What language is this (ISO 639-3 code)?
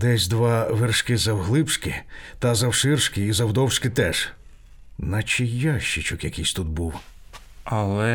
ukr